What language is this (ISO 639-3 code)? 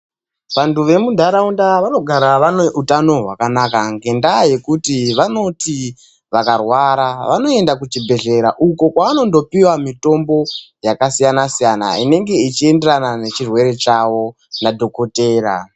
ndc